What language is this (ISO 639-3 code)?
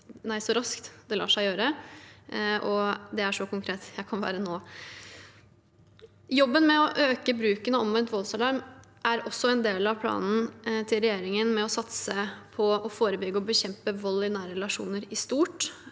nor